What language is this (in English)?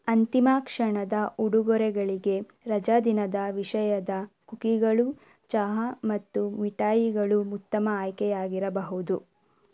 Kannada